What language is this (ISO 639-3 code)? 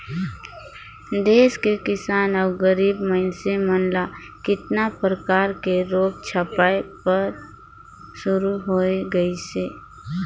hne